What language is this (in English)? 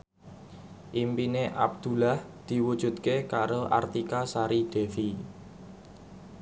Javanese